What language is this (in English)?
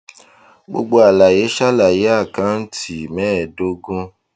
Yoruba